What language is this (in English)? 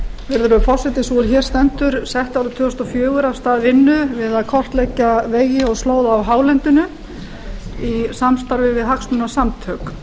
Icelandic